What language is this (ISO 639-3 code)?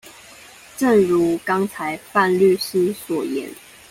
zho